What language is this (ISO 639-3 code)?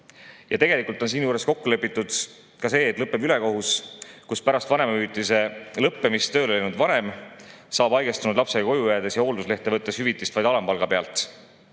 est